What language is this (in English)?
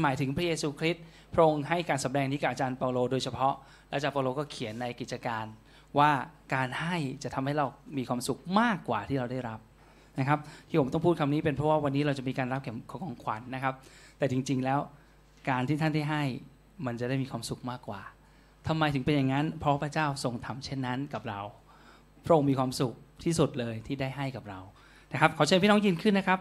Thai